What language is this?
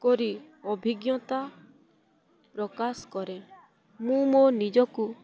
Odia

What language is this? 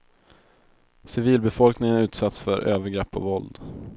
Swedish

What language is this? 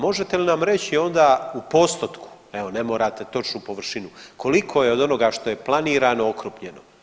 Croatian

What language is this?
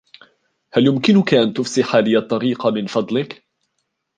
Arabic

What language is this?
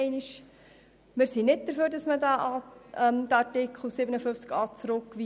Swiss German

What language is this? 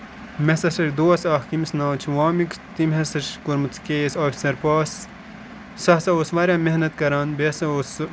Kashmiri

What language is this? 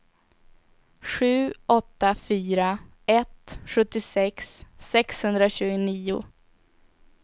Swedish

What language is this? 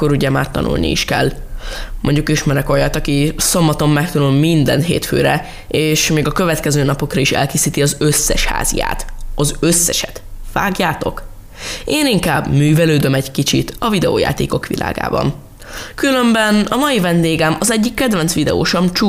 Hungarian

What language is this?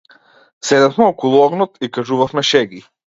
Macedonian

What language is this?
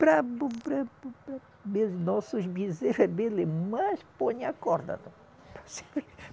Portuguese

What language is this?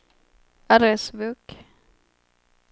Swedish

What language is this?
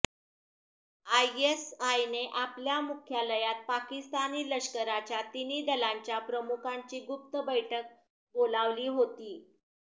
Marathi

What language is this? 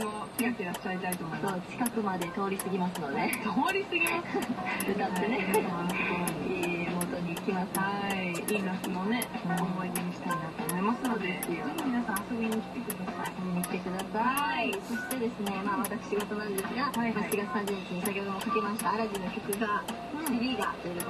Japanese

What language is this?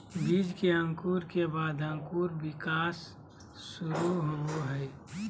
Magahi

